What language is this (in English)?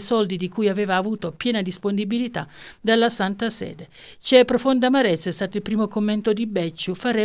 Italian